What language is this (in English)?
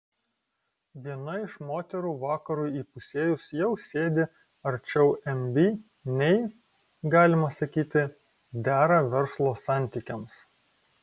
Lithuanian